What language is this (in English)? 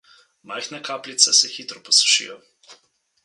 Slovenian